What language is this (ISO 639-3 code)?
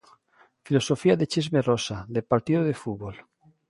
glg